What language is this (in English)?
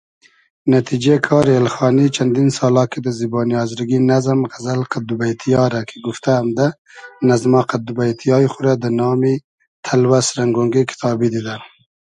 Hazaragi